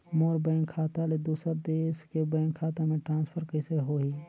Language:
Chhattisgarhi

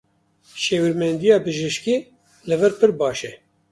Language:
Kurdish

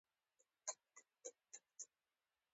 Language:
Pashto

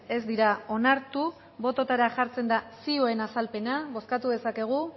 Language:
Basque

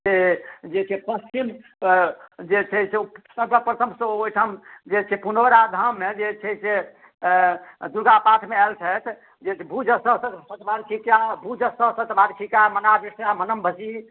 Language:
Maithili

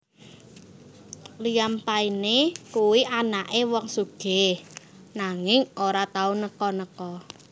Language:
Javanese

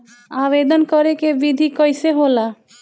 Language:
Bhojpuri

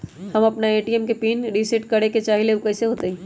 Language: Magahi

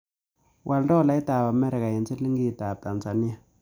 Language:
Kalenjin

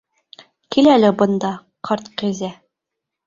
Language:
Bashkir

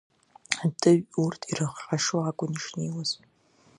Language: Abkhazian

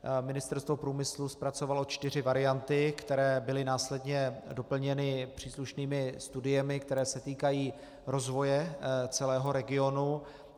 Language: Czech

